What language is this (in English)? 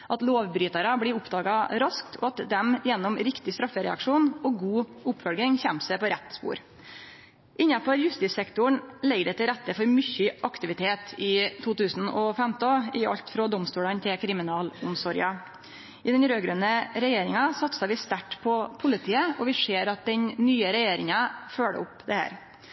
Norwegian Nynorsk